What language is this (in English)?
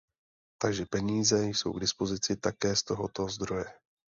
Czech